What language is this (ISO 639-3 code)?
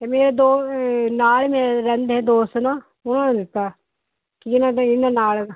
pan